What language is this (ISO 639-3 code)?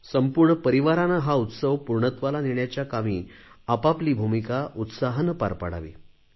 mar